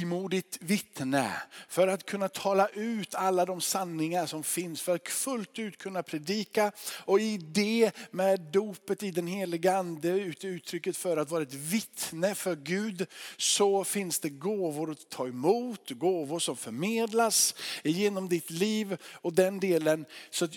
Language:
Swedish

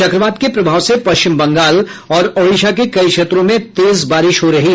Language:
Hindi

